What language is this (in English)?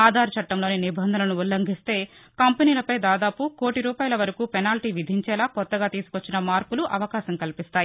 Telugu